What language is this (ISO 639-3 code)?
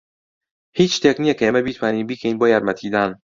ckb